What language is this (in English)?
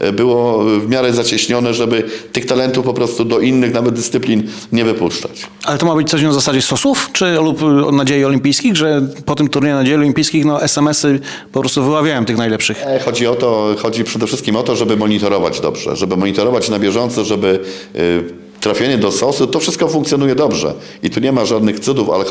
Polish